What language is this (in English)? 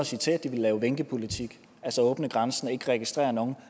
Danish